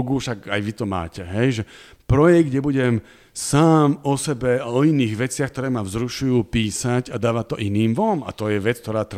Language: Slovak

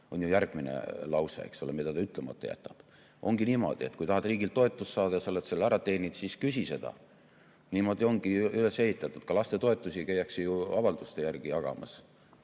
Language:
Estonian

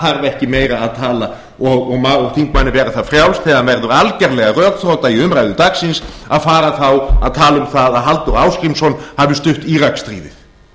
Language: Icelandic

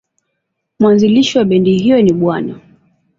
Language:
Swahili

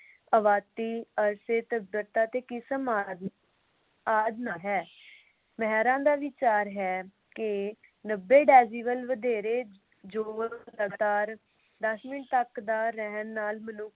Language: Punjabi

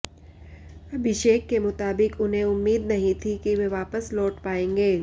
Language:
Hindi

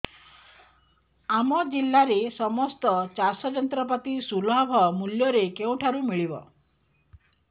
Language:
Odia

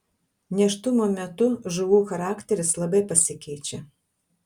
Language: Lithuanian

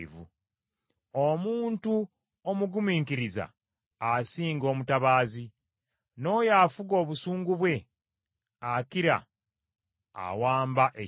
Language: Ganda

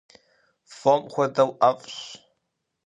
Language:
Kabardian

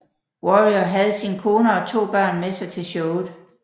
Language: Danish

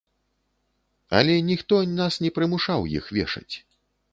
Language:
Belarusian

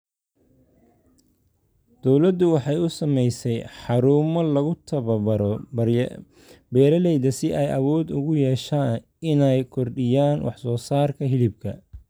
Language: Somali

